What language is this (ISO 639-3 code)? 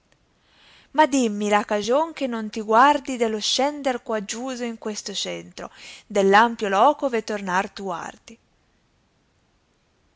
ita